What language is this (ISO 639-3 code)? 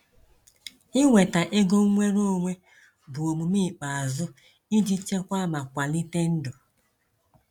ibo